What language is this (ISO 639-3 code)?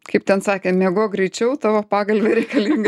lit